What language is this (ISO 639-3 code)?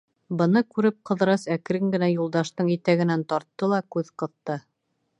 bak